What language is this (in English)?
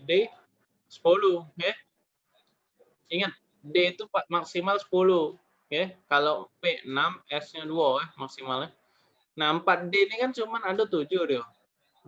Indonesian